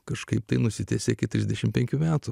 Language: Lithuanian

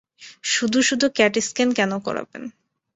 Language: Bangla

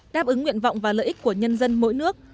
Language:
Vietnamese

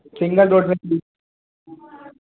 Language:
Hindi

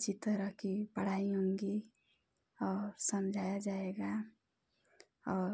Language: Hindi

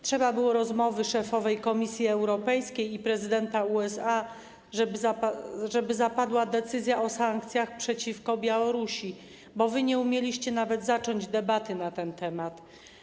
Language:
Polish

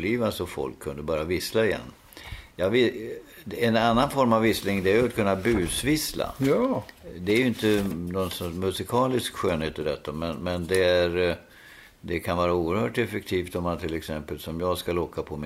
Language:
Swedish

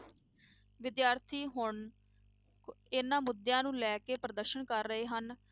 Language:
Punjabi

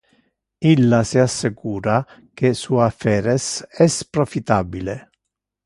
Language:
Interlingua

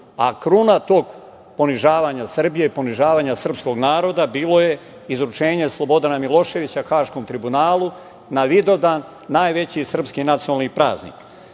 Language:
Serbian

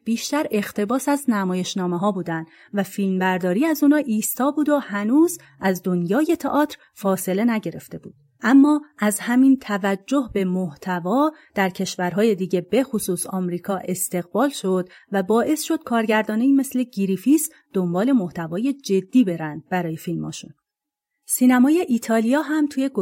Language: Persian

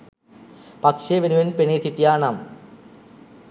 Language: Sinhala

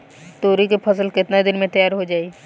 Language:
Bhojpuri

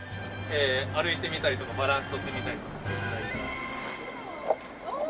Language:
Japanese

